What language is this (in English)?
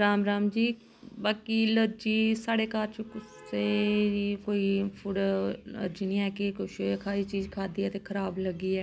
Dogri